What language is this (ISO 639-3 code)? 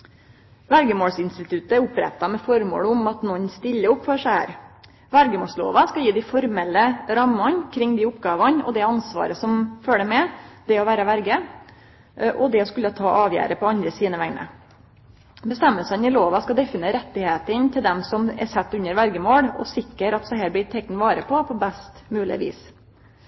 nno